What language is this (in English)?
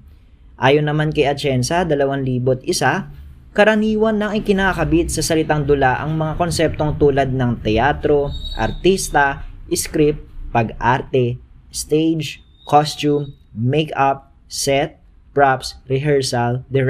Filipino